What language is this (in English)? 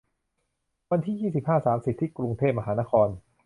Thai